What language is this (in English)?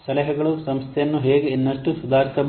Kannada